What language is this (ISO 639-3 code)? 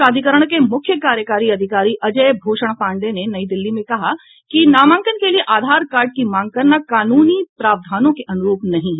hin